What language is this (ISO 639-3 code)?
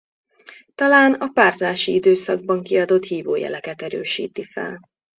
hun